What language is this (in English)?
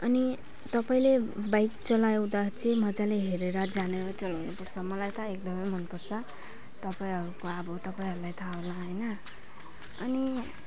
Nepali